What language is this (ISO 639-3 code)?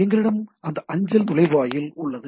tam